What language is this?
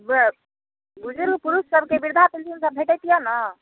Maithili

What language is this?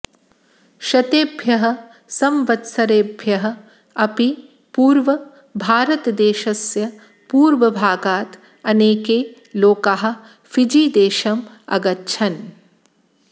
Sanskrit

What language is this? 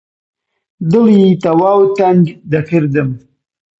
Central Kurdish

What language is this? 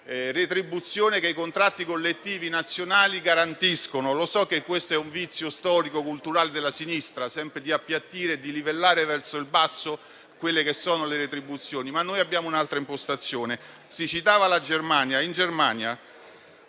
Italian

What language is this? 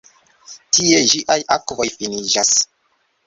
Esperanto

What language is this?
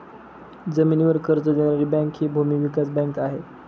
Marathi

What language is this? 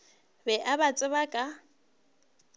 Northern Sotho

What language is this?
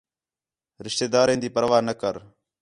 Khetrani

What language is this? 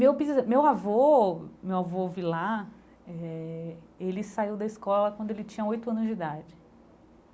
Portuguese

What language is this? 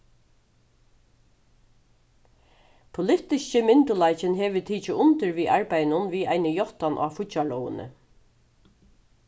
Faroese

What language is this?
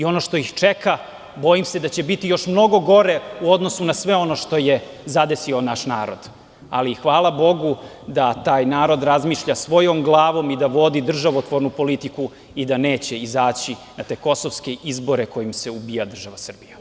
Serbian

